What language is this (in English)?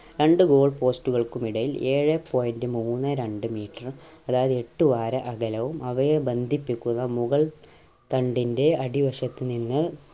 Malayalam